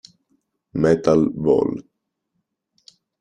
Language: Italian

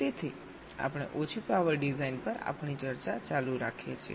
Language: Gujarati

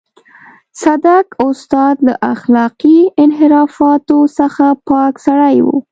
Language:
Pashto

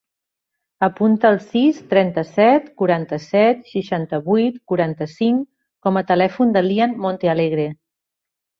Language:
Catalan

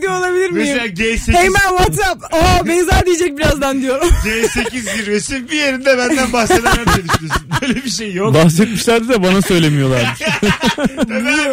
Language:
Turkish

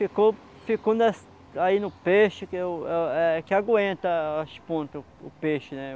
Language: Portuguese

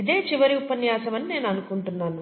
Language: Telugu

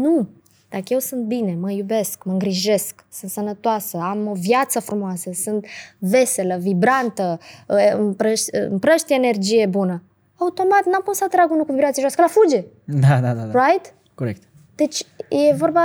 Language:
Romanian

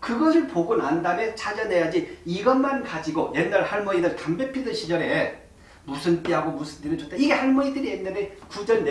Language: Korean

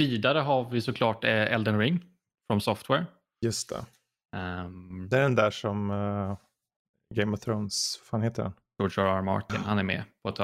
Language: Swedish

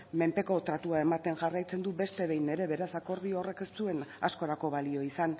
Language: Basque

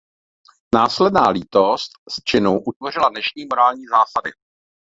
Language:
Czech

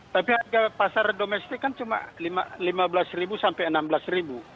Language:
Indonesian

